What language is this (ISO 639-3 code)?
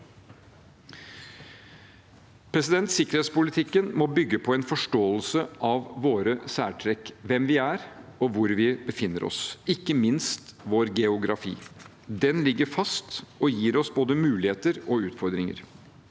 nor